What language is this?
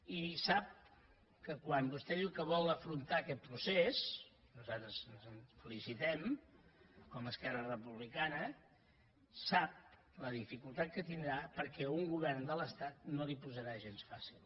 Catalan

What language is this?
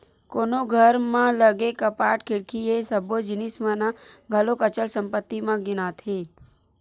Chhattisgarhi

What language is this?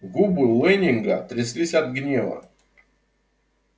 Russian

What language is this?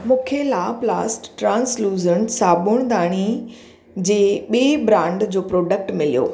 Sindhi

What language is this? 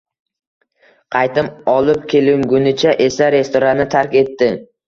Uzbek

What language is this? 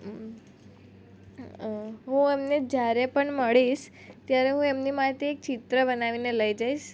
Gujarati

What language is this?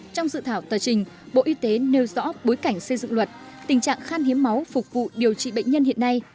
Vietnamese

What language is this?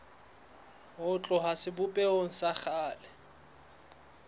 Southern Sotho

